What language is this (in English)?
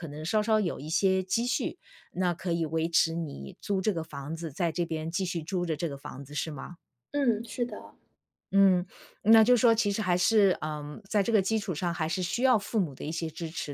Chinese